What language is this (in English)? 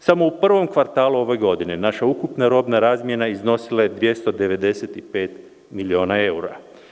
Serbian